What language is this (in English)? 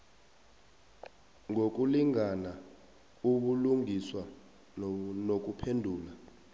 South Ndebele